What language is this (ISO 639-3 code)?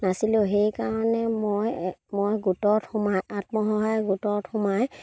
asm